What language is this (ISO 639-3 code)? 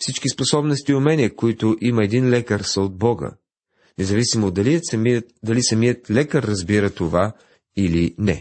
bul